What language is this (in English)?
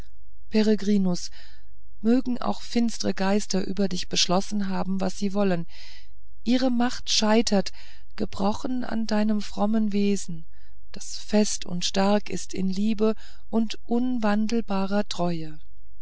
German